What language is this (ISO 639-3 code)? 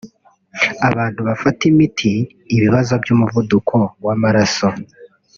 kin